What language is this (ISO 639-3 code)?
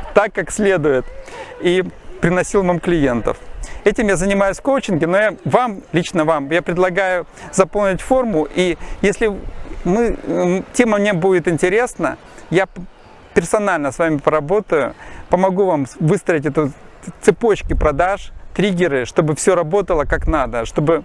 rus